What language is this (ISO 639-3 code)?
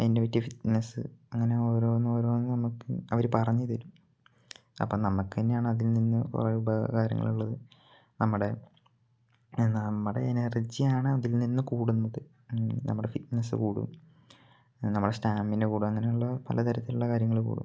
mal